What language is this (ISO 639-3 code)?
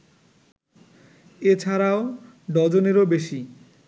ben